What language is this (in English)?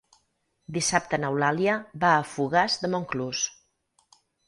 Catalan